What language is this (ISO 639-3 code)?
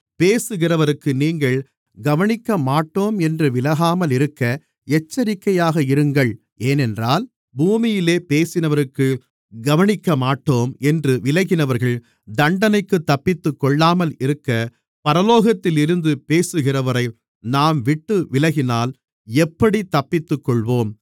tam